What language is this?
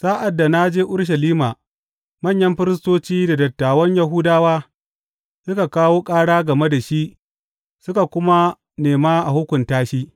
Hausa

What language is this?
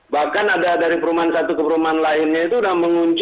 Indonesian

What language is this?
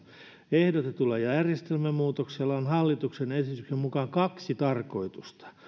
Finnish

